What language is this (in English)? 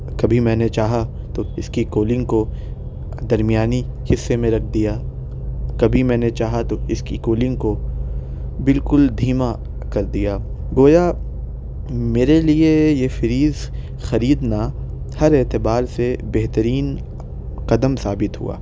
Urdu